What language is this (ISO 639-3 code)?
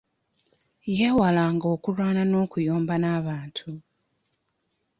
lug